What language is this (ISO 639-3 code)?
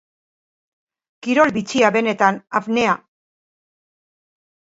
eus